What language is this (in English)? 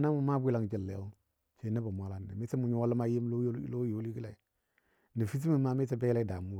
Dadiya